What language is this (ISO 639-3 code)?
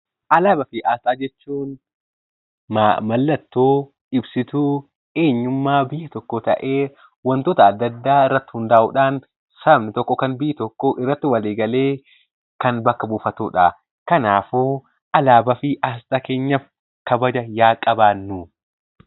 orm